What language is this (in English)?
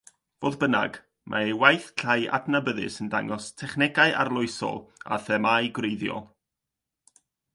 Welsh